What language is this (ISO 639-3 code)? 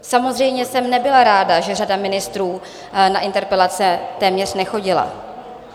ces